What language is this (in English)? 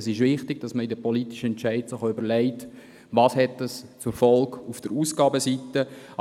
Swiss German